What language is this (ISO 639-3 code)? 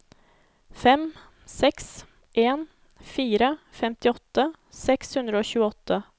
nor